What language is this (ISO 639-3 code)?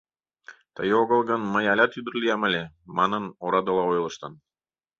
chm